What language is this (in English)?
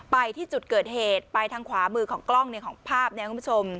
Thai